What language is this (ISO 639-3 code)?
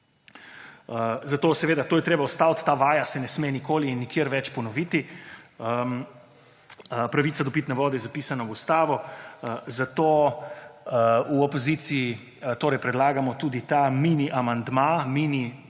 slv